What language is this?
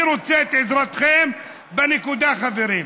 Hebrew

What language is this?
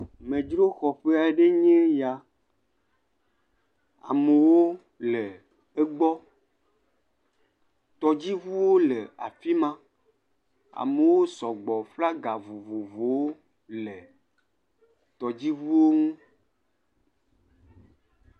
Ewe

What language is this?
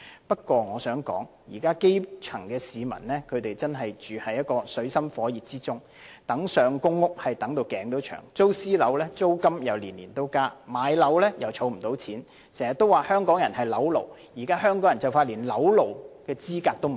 Cantonese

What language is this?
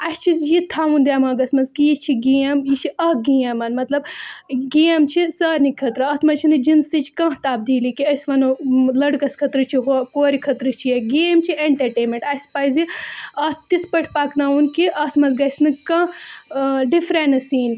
Kashmiri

